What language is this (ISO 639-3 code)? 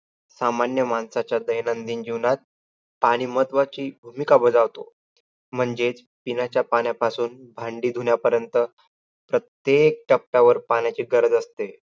mar